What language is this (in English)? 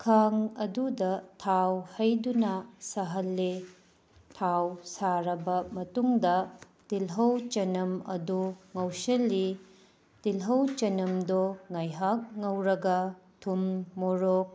Manipuri